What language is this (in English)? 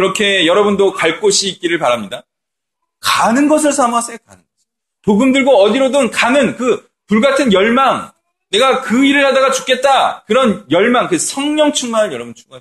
Korean